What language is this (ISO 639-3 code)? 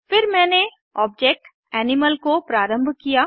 hin